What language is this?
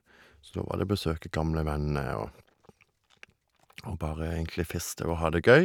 Norwegian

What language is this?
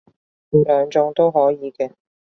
Cantonese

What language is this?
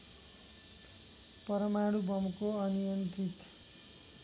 Nepali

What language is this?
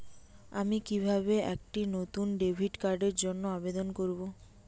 Bangla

